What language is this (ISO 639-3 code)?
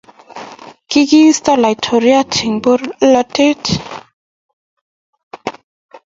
kln